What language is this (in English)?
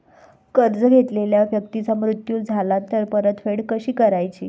Marathi